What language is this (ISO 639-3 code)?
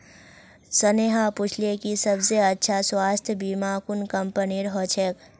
mag